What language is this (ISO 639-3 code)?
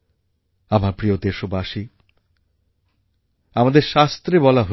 ben